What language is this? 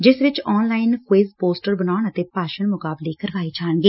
Punjabi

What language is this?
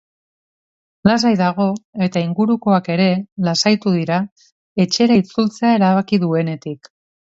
Basque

